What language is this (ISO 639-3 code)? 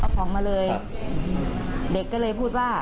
tha